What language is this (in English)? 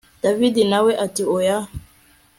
Kinyarwanda